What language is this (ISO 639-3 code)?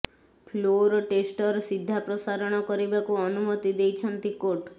ori